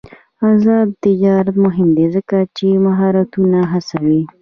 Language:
Pashto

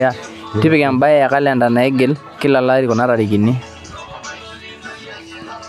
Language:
Masai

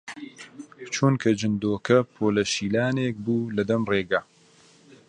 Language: Central Kurdish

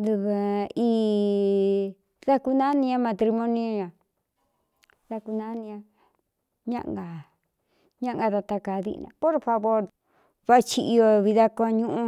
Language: Cuyamecalco Mixtec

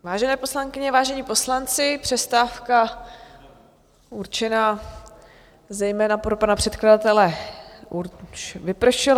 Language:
Czech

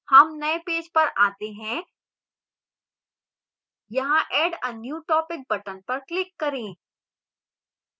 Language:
Hindi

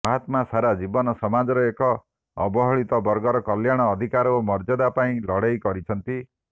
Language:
Odia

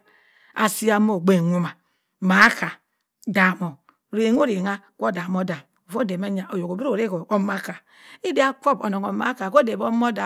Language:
Cross River Mbembe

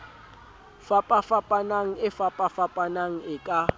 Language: Southern Sotho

